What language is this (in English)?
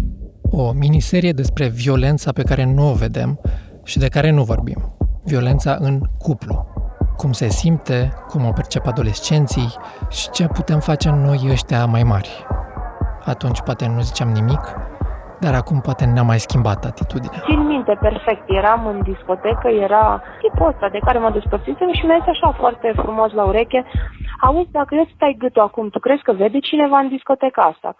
Romanian